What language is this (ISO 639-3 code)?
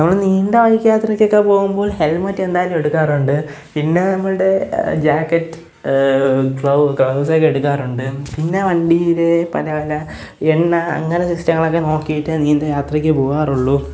mal